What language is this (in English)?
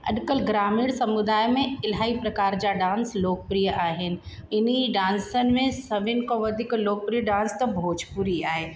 Sindhi